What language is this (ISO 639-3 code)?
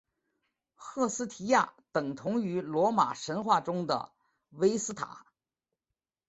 zho